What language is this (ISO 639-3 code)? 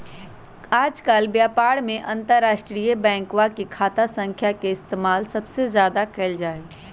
mag